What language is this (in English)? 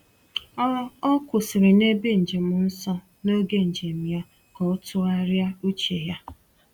Igbo